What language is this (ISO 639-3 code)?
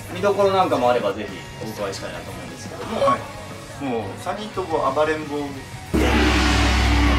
jpn